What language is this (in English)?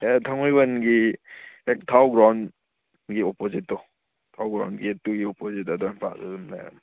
Manipuri